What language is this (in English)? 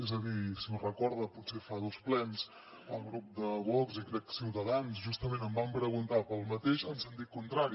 Catalan